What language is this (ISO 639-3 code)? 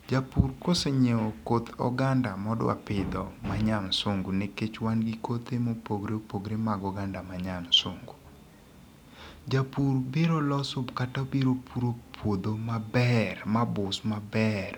luo